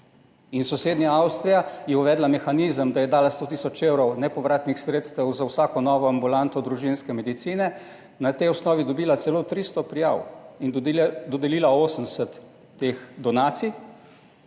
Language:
Slovenian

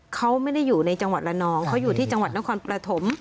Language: Thai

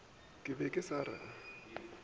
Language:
Northern Sotho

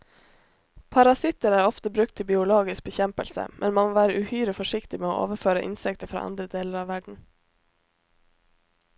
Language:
Norwegian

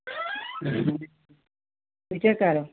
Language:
Kashmiri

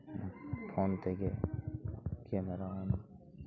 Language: Santali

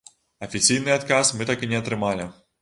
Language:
Belarusian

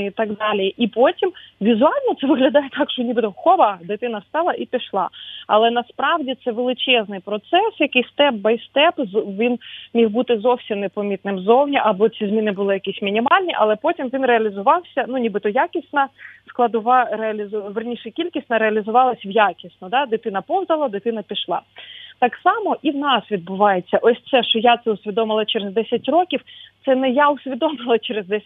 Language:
Ukrainian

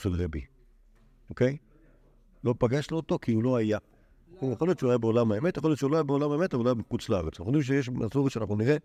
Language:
Hebrew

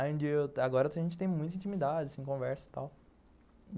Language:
Portuguese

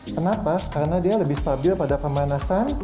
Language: Indonesian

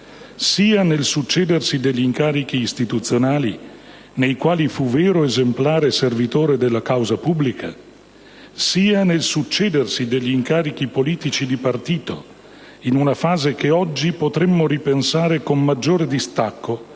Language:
Italian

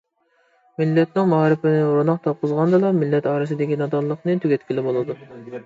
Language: Uyghur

